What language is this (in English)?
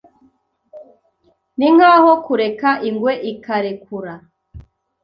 Kinyarwanda